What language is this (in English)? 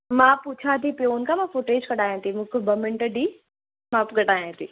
Sindhi